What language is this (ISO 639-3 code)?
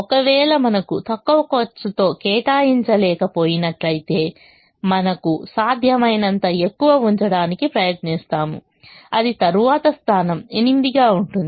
tel